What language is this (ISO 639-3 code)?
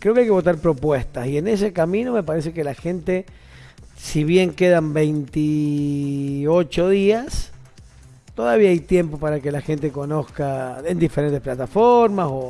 spa